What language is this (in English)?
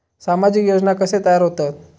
Marathi